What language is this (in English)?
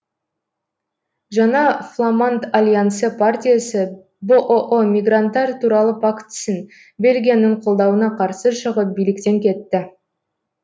Kazakh